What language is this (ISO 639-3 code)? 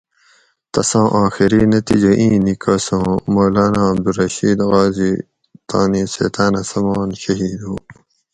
gwc